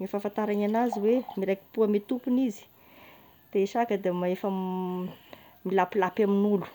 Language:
Tesaka Malagasy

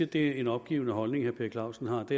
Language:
Danish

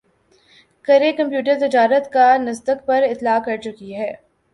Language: Urdu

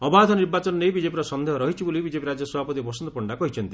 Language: Odia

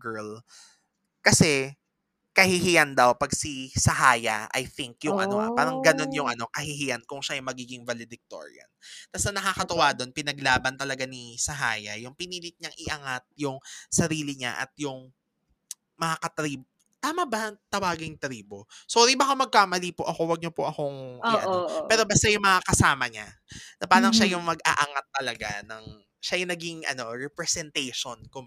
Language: Filipino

